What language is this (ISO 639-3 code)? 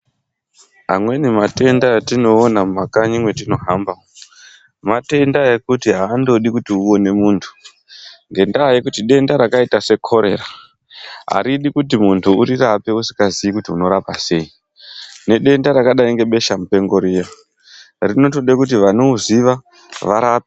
ndc